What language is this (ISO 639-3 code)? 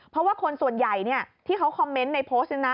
tha